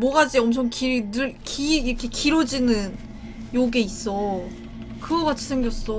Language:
Korean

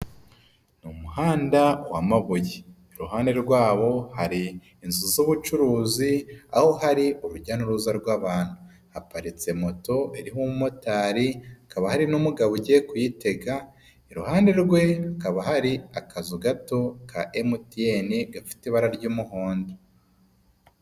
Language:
Kinyarwanda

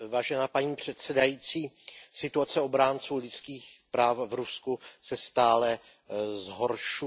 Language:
Czech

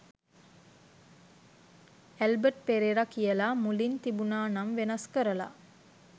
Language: Sinhala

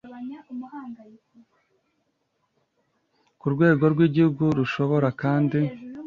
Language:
Kinyarwanda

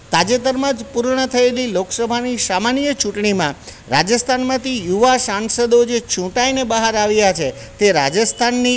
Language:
Gujarati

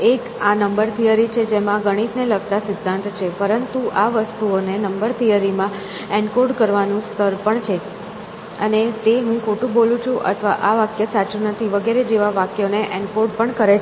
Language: Gujarati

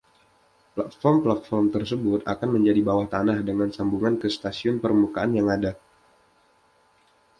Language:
Indonesian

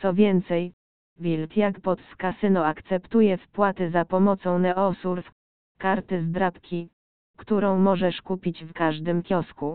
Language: Polish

